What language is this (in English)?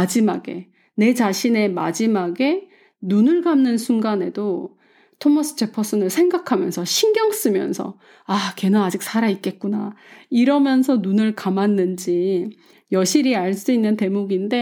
Korean